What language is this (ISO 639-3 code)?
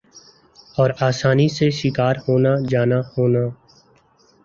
urd